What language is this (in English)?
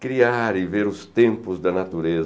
Portuguese